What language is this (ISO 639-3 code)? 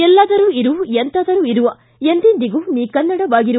kan